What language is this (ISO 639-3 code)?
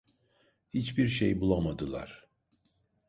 tur